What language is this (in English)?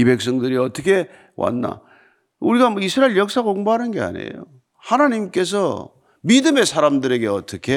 Korean